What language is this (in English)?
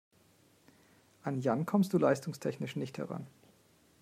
German